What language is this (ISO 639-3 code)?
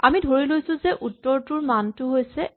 asm